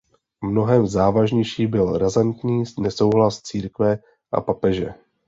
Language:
Czech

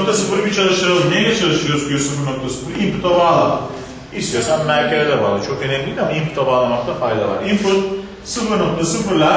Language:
Turkish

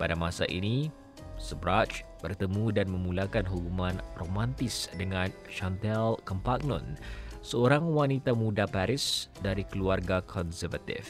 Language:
Malay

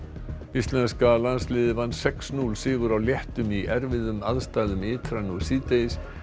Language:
Icelandic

